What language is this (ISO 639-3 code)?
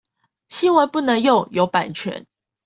zho